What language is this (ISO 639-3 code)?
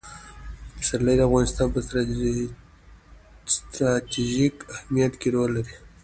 pus